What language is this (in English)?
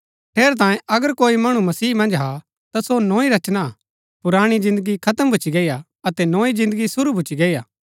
Gaddi